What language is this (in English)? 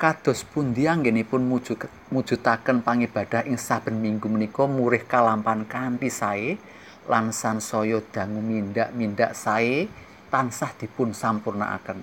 Indonesian